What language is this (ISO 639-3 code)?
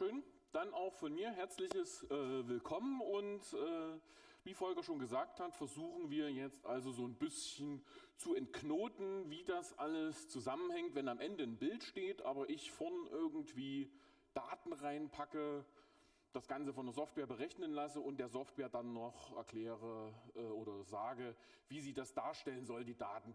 deu